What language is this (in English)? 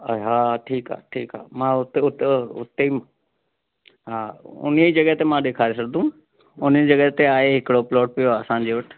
Sindhi